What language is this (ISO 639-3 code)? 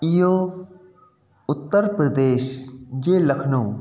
snd